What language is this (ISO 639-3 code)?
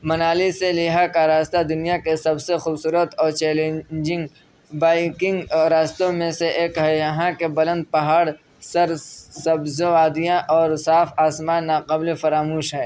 urd